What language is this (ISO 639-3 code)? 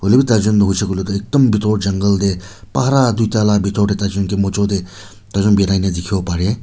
nag